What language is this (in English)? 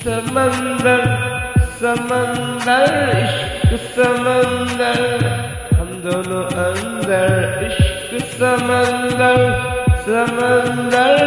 Urdu